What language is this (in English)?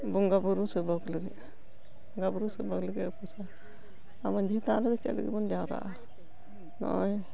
Santali